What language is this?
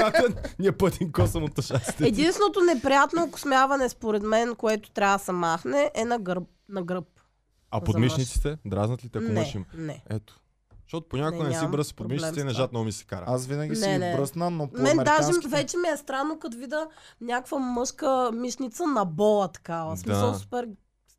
Bulgarian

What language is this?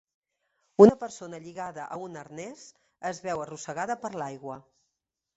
Catalan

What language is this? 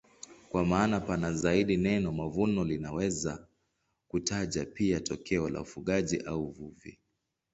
Swahili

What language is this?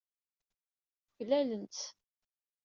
Kabyle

